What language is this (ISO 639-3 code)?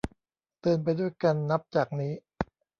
tha